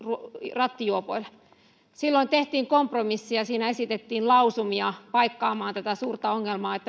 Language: Finnish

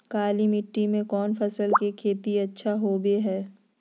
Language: Magahi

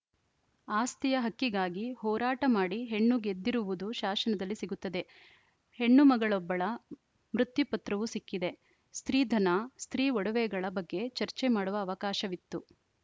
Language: Kannada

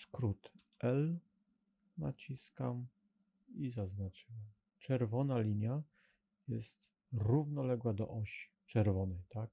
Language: Polish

